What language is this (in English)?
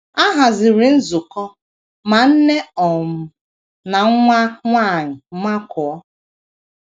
Igbo